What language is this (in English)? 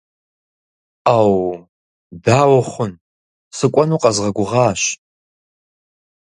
Kabardian